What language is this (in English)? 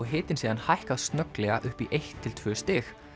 Icelandic